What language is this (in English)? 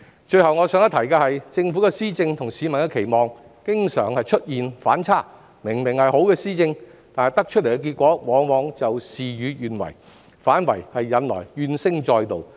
Cantonese